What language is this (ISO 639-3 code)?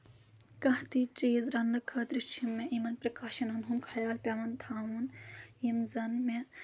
kas